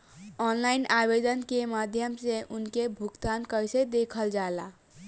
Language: Bhojpuri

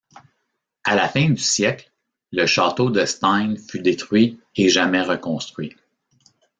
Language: French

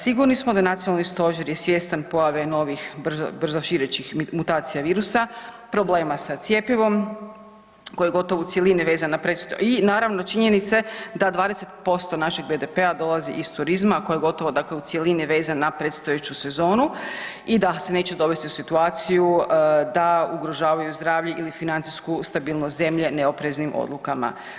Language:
Croatian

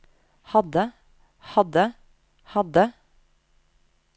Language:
Norwegian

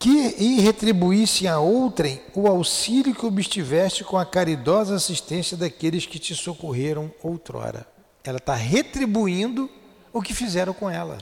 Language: Portuguese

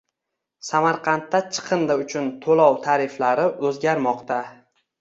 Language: Uzbek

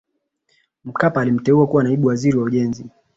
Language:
Swahili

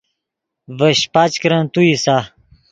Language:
Yidgha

